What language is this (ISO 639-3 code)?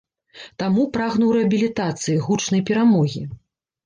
bel